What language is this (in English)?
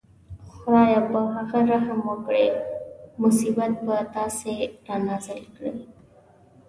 Pashto